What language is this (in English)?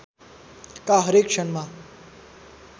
Nepali